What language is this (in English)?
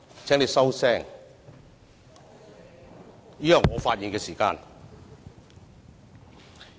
Cantonese